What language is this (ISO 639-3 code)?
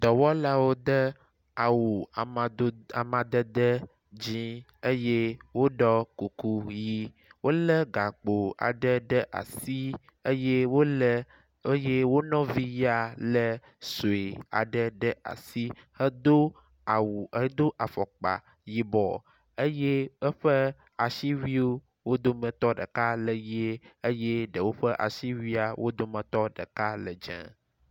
ewe